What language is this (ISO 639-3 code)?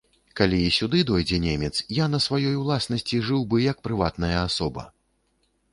bel